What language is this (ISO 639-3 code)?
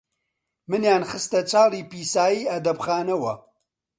ckb